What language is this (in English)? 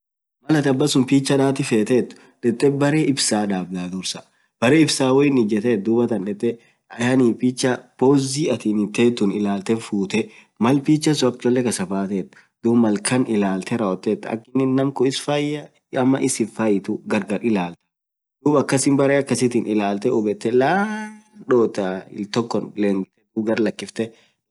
Orma